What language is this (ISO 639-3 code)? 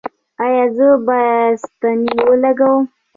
pus